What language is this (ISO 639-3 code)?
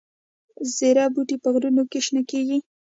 pus